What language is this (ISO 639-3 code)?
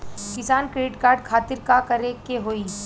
bho